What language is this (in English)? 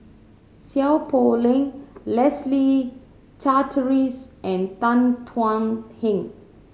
English